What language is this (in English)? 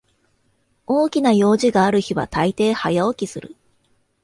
Japanese